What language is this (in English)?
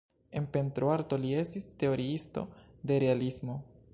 Esperanto